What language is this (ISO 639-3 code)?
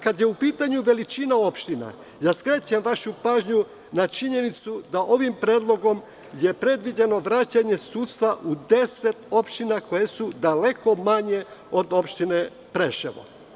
srp